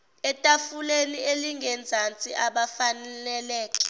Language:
Zulu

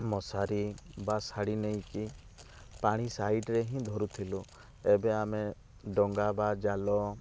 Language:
Odia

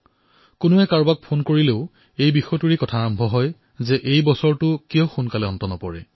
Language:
Assamese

